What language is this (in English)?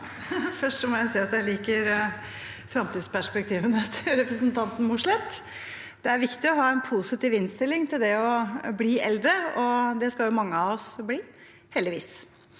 Norwegian